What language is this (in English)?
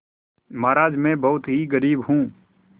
Hindi